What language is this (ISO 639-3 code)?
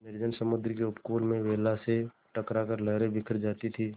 hin